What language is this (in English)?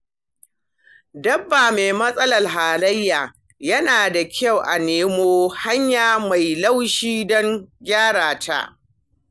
Hausa